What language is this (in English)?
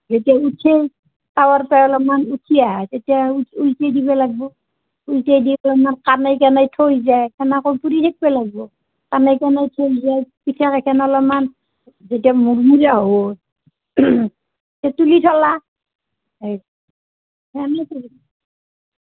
Assamese